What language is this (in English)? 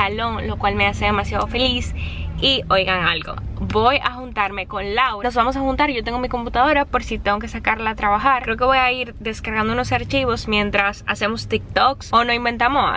Spanish